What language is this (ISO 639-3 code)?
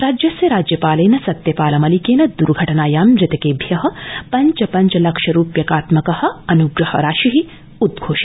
san